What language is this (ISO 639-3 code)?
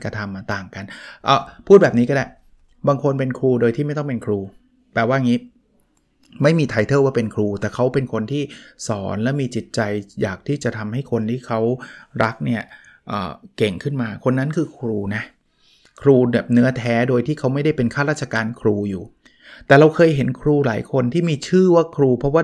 tha